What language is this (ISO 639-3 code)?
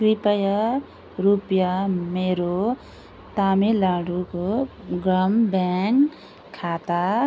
nep